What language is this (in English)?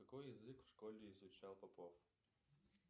Russian